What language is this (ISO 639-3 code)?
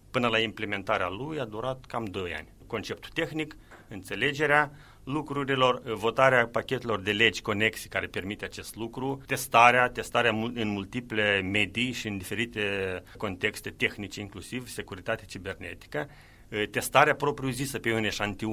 ron